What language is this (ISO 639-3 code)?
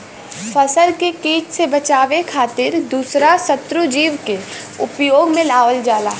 bho